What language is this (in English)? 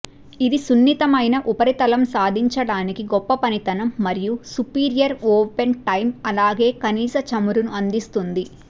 Telugu